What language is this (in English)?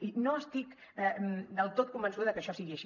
Catalan